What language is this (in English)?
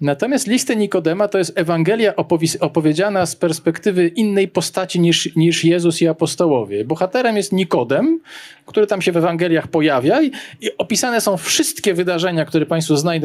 Polish